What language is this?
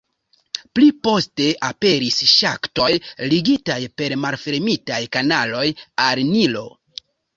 Esperanto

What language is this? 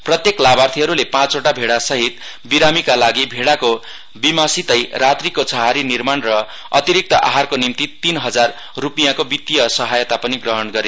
Nepali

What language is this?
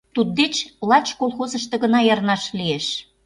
Mari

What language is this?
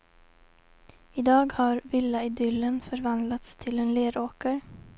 Swedish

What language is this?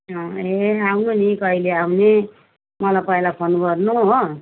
Nepali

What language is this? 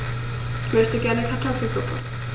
German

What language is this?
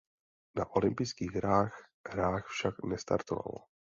Czech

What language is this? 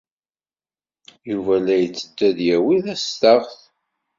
Kabyle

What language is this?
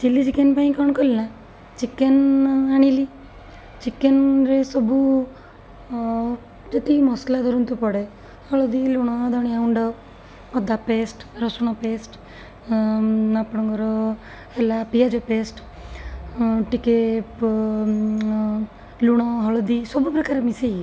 Odia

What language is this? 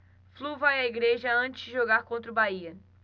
Portuguese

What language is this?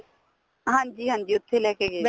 Punjabi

